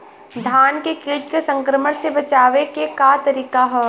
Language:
Bhojpuri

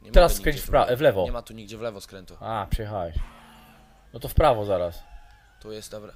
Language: Polish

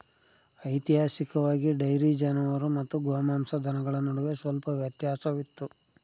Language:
Kannada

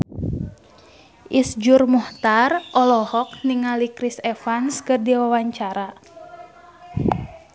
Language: Sundanese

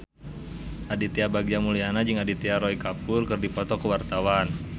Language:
Sundanese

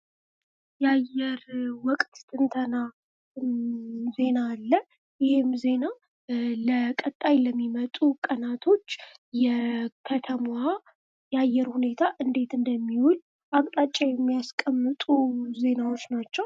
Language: Amharic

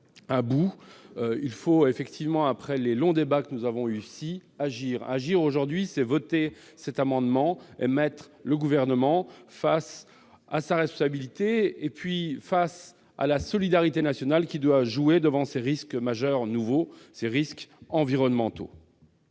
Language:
French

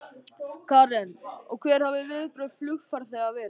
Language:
Icelandic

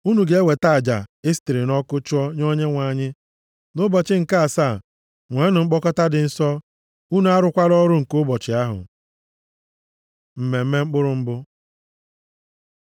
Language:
Igbo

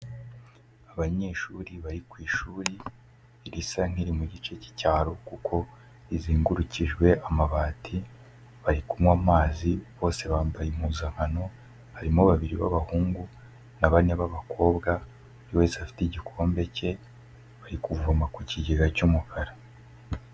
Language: Kinyarwanda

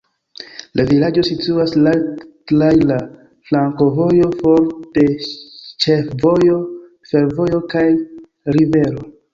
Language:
Esperanto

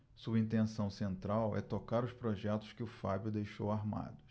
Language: Portuguese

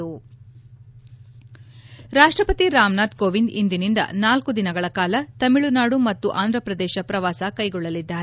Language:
Kannada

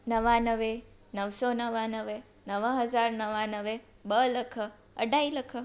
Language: Sindhi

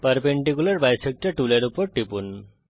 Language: Bangla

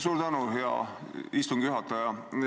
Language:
Estonian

